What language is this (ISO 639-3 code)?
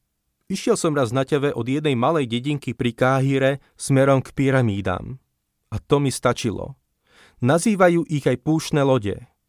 slk